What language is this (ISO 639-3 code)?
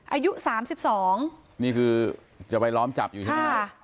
tha